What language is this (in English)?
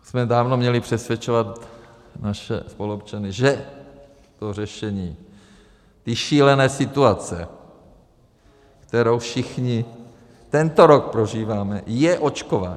Czech